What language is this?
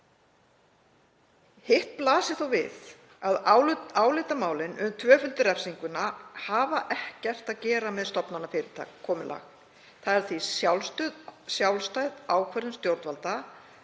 Icelandic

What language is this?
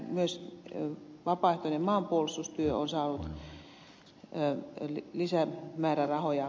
Finnish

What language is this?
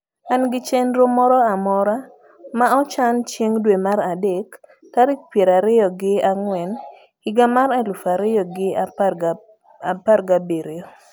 Luo (Kenya and Tanzania)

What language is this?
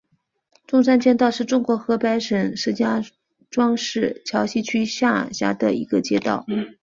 Chinese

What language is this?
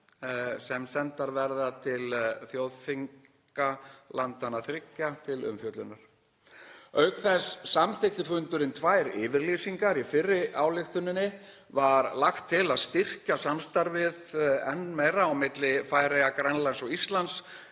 Icelandic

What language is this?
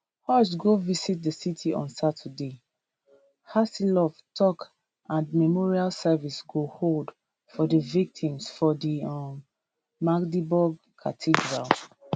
Nigerian Pidgin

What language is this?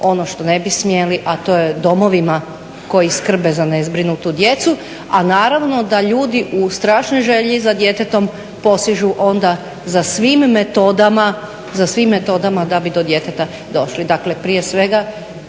Croatian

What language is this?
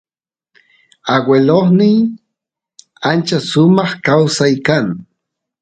Santiago del Estero Quichua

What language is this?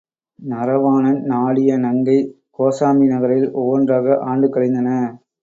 Tamil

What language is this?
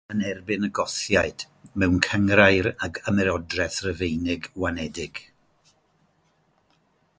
Welsh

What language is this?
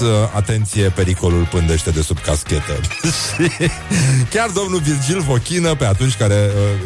Romanian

